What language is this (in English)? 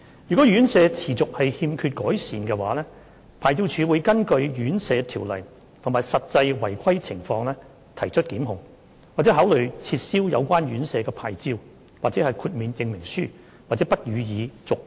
Cantonese